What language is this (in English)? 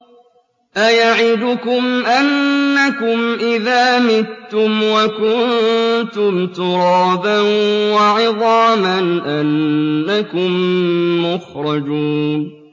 Arabic